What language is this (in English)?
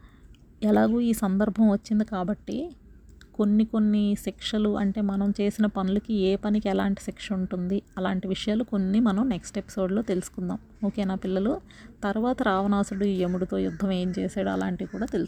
Telugu